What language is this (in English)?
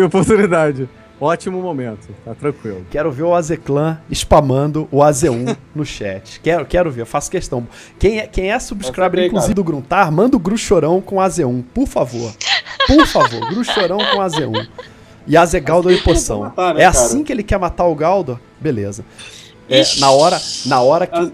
Portuguese